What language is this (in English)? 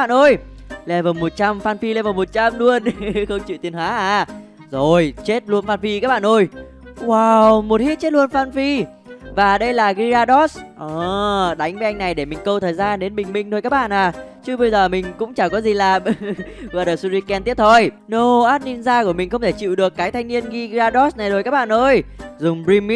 Vietnamese